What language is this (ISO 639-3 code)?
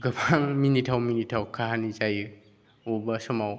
brx